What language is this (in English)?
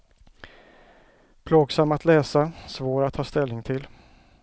Swedish